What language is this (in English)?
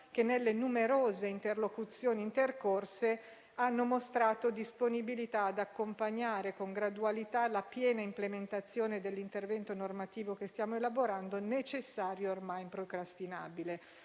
Italian